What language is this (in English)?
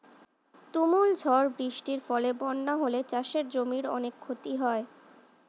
Bangla